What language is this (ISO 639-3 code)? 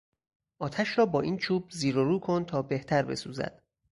fas